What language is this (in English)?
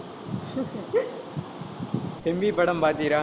Tamil